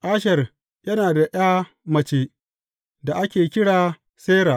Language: Hausa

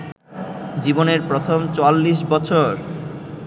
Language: Bangla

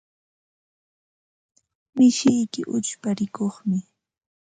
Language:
Ambo-Pasco Quechua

